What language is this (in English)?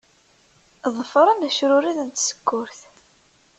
Kabyle